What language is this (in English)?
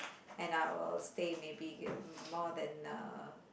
English